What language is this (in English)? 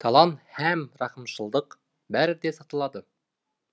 Kazakh